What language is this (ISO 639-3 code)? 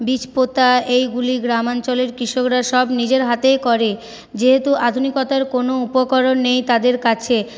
ben